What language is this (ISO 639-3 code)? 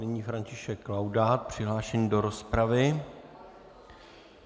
ces